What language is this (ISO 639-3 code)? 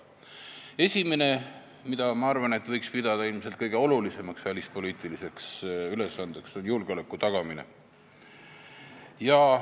est